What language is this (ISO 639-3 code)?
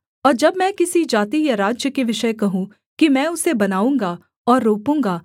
hin